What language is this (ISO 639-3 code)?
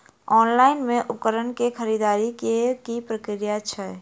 mai